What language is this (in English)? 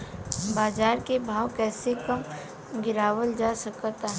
Bhojpuri